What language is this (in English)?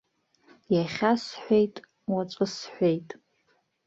Abkhazian